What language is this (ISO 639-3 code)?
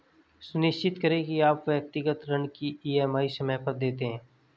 hin